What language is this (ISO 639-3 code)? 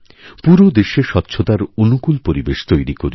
ben